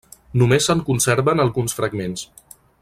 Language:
Catalan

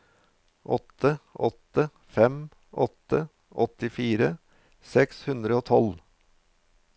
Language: Norwegian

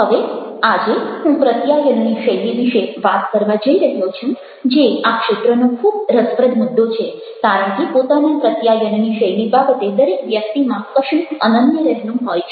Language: Gujarati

